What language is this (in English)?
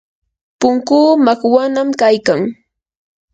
Yanahuanca Pasco Quechua